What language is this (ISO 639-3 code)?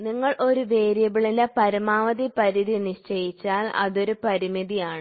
mal